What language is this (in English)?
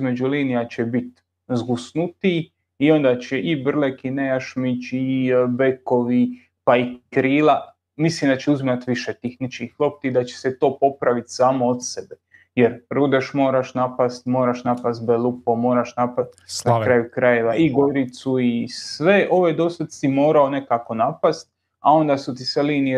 Croatian